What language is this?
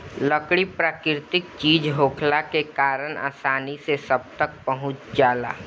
Bhojpuri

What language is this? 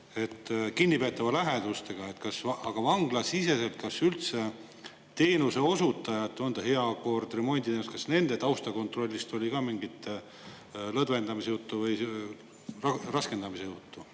Estonian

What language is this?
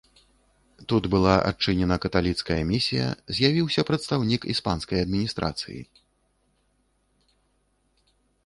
Belarusian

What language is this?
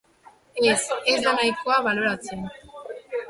Basque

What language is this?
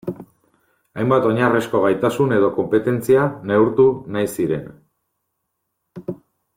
Basque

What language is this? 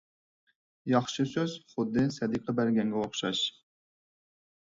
Uyghur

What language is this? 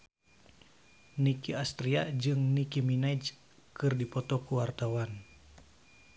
Sundanese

